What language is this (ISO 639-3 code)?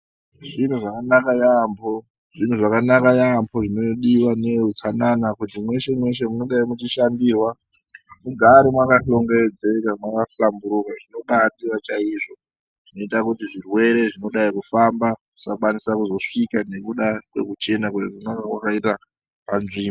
ndc